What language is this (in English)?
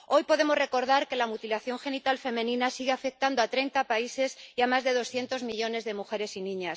Spanish